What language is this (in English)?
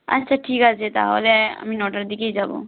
Bangla